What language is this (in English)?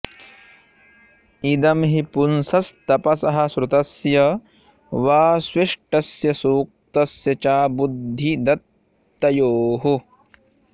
Sanskrit